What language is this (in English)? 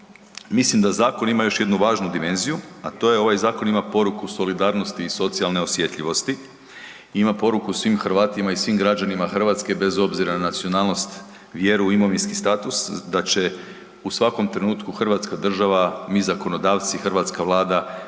Croatian